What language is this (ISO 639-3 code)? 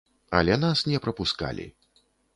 bel